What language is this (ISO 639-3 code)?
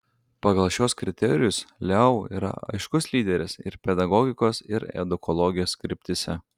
lit